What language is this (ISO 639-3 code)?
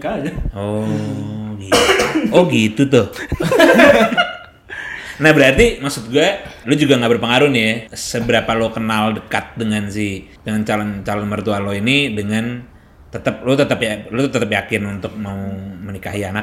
ind